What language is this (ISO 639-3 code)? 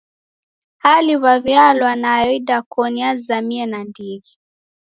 dav